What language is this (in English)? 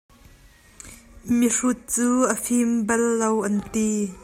Hakha Chin